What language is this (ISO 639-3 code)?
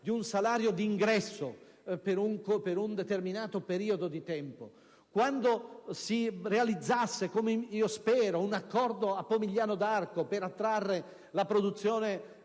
ita